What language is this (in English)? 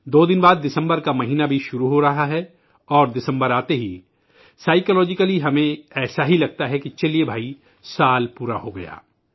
Urdu